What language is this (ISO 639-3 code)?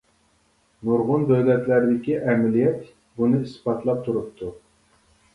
uig